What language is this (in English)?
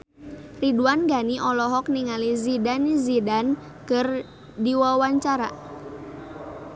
Sundanese